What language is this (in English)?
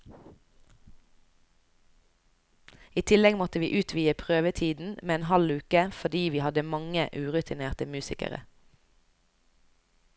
Norwegian